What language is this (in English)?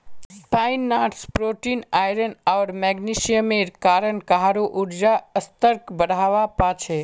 Magahi